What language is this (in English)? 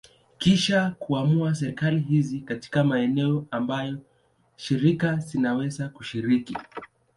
Swahili